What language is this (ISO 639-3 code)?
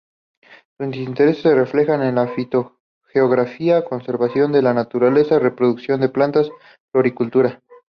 spa